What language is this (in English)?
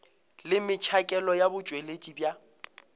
Northern Sotho